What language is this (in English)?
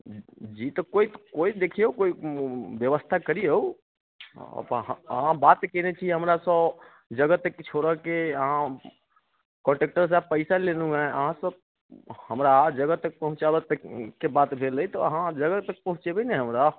Maithili